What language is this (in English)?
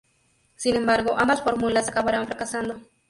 Spanish